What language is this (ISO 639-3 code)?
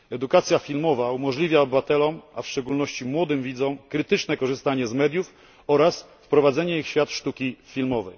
pol